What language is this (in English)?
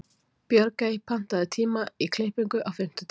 Icelandic